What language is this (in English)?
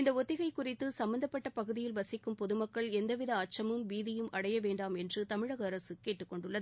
Tamil